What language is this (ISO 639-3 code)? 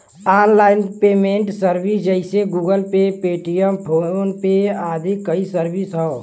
bho